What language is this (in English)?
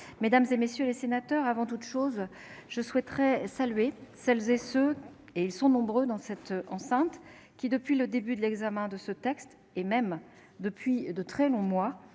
French